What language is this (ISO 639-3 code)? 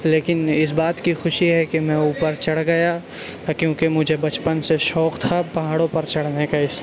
urd